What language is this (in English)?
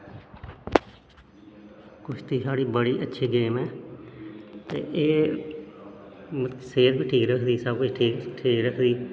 Dogri